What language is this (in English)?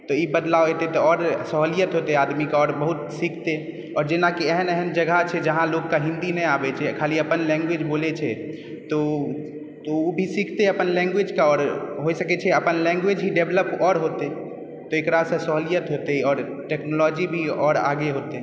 Maithili